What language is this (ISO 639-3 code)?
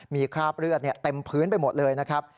tha